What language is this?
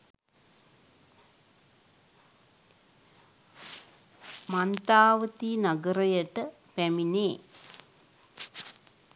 Sinhala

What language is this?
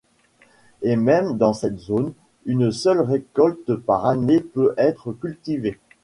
French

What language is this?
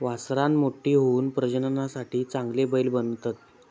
Marathi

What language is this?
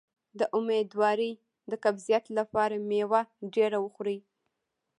Pashto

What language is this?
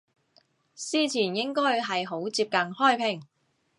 Cantonese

